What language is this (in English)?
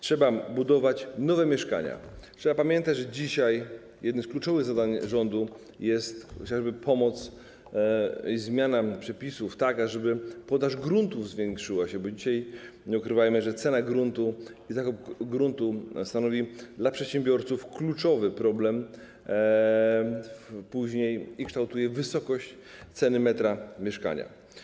Polish